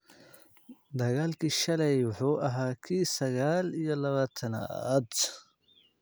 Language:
Somali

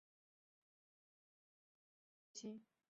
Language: Chinese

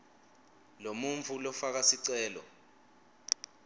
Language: Swati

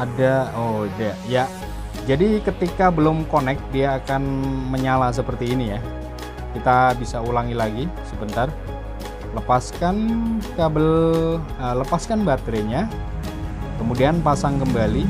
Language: Indonesian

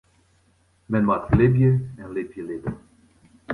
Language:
Western Frisian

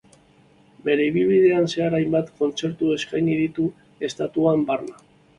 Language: Basque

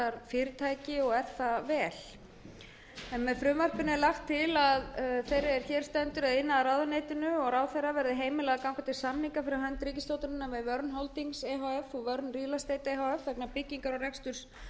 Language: Icelandic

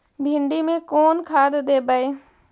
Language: Magahi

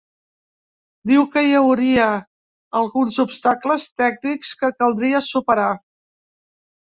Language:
Catalan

